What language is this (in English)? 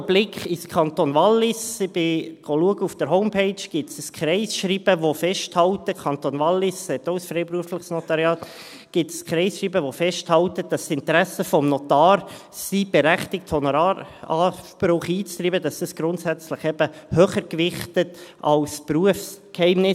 Swiss German